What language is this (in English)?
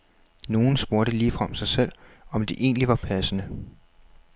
Danish